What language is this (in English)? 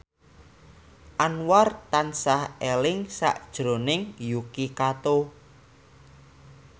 Javanese